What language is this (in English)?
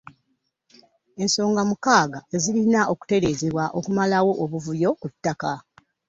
Ganda